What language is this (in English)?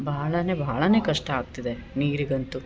Kannada